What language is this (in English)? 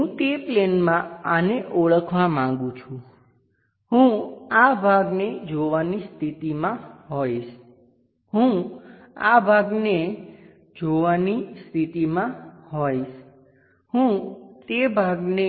Gujarati